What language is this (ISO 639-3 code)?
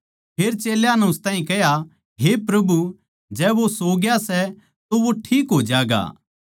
bgc